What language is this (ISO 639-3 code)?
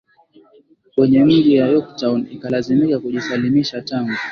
swa